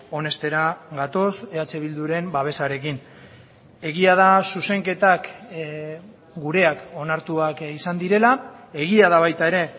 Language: Basque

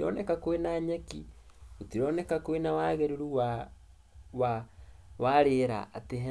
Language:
Kikuyu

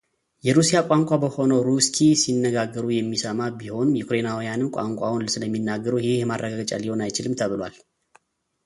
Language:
Amharic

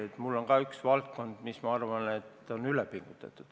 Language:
Estonian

